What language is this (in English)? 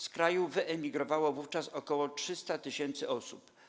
Polish